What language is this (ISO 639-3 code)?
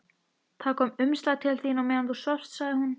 isl